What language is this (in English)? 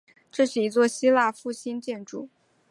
Chinese